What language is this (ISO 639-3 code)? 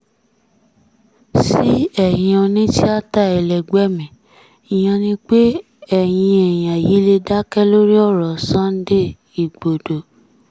yor